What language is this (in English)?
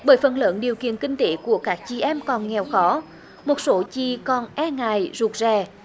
Vietnamese